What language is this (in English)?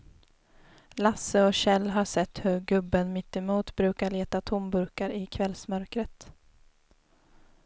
Swedish